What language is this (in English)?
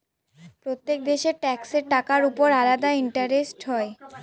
Bangla